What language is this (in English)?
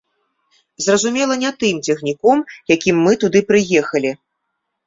Belarusian